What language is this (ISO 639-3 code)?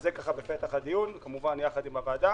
heb